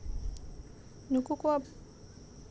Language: Santali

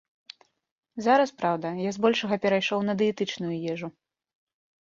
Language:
Belarusian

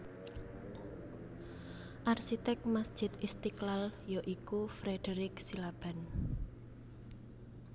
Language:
Javanese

